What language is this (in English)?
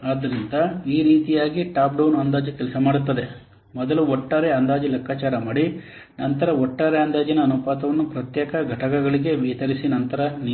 Kannada